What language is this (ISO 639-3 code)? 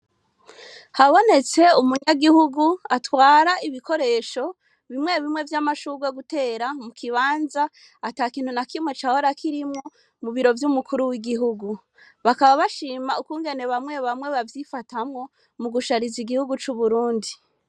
run